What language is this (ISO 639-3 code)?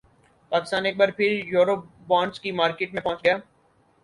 urd